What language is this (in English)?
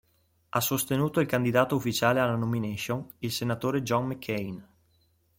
Italian